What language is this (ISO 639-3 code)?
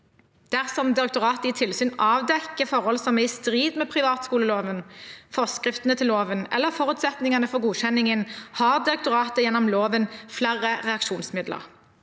nor